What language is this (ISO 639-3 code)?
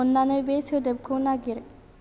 brx